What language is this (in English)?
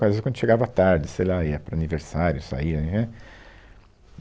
Portuguese